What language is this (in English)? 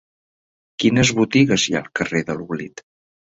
Catalan